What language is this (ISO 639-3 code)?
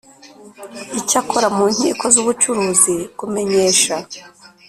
kin